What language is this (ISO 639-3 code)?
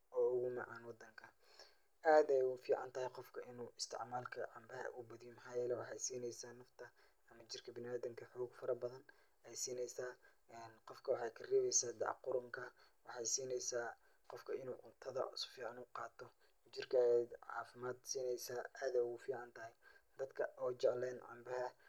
som